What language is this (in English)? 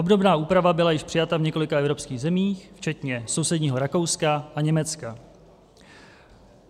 Czech